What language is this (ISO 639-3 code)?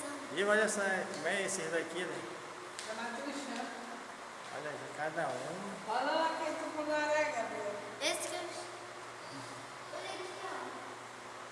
por